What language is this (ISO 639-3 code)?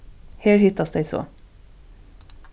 fao